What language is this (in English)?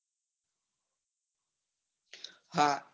Gujarati